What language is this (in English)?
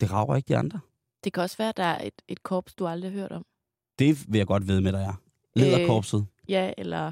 Danish